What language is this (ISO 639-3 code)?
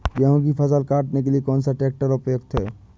hin